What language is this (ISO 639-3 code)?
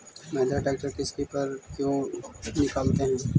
mag